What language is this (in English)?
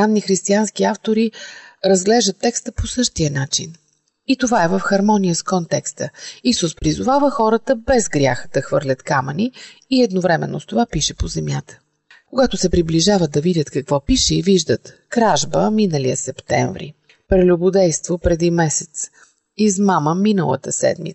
Bulgarian